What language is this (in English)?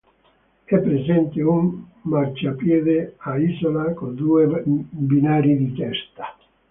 Italian